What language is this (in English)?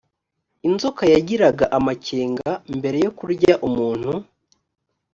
Kinyarwanda